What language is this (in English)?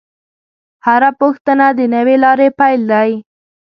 Pashto